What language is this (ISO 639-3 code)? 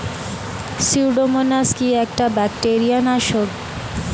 ben